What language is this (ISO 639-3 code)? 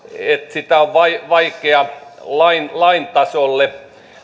fin